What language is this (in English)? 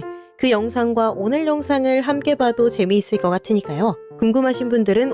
Korean